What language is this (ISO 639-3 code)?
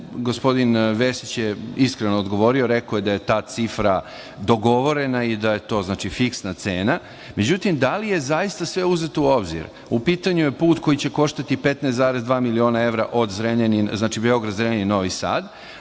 srp